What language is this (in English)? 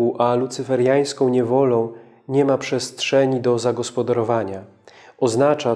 Polish